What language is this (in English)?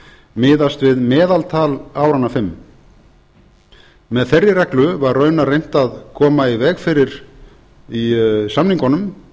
Icelandic